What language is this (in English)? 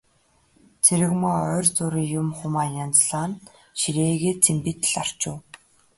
Mongolian